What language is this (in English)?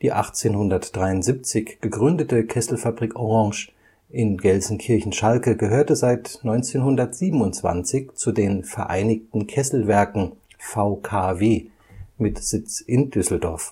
German